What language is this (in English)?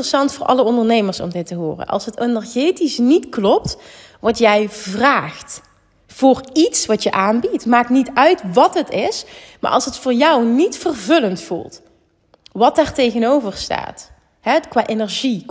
Dutch